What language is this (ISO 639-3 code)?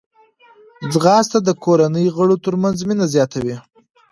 pus